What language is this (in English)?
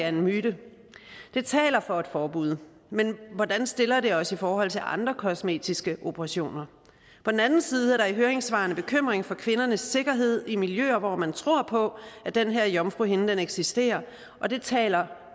Danish